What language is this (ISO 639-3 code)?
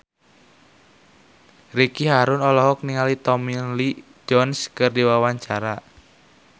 sun